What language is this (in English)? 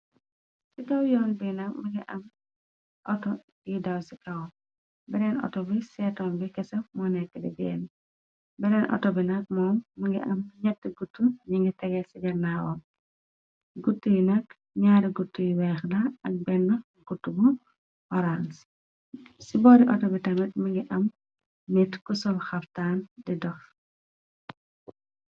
Wolof